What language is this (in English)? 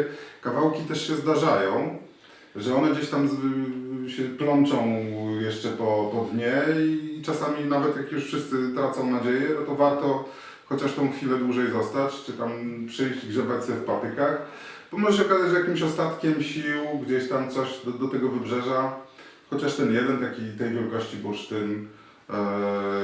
Polish